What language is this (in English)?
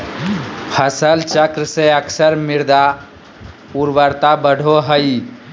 Magahi